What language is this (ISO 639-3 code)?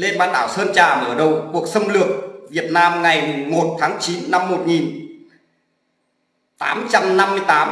vie